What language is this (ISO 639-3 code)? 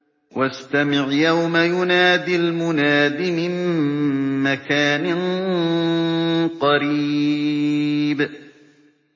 ara